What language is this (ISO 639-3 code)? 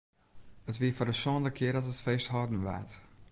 fry